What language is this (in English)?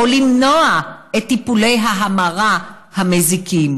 Hebrew